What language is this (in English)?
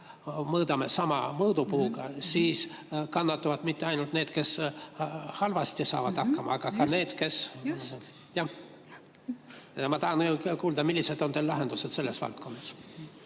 Estonian